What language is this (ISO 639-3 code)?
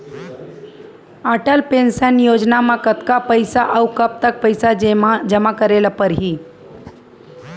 hne